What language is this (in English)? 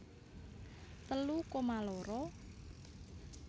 Javanese